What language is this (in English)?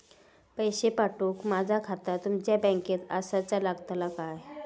Marathi